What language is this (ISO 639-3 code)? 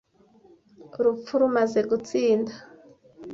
kin